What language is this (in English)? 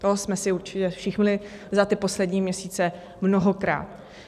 Czech